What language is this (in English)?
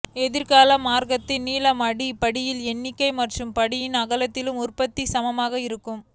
Tamil